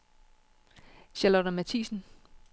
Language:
Danish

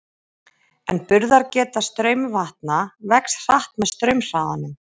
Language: Icelandic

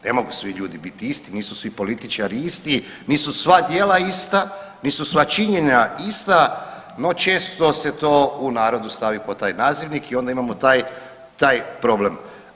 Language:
Croatian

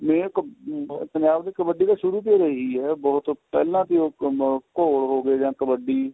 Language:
Punjabi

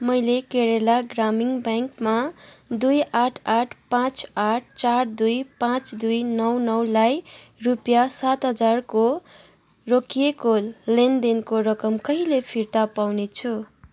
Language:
Nepali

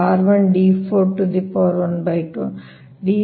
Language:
Kannada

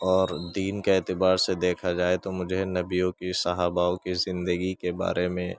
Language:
Urdu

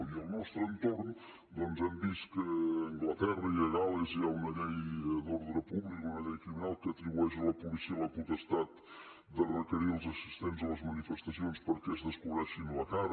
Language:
Catalan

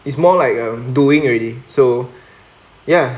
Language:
English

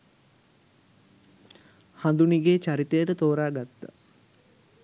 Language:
Sinhala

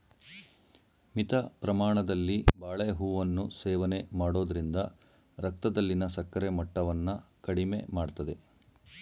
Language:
Kannada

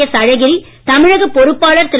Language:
Tamil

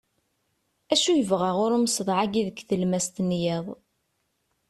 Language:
Kabyle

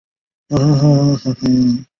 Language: Chinese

